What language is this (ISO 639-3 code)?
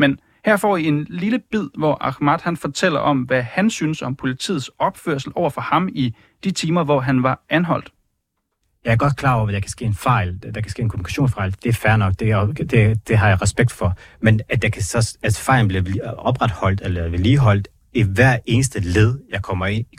dan